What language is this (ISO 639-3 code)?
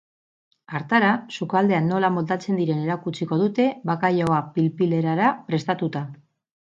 eus